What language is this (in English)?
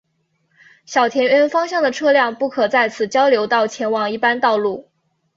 Chinese